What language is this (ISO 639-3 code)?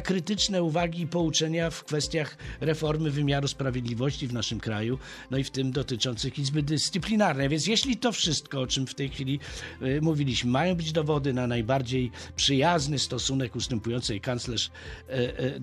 pol